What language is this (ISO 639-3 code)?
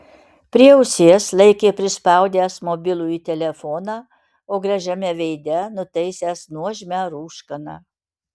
lit